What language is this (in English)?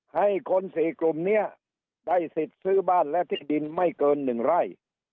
Thai